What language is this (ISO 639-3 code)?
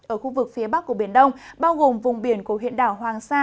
vie